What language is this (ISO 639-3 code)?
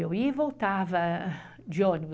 por